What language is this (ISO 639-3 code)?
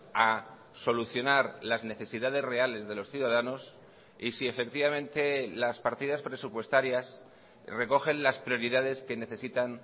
spa